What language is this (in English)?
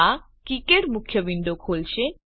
Gujarati